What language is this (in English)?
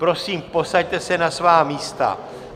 Czech